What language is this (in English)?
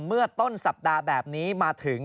Thai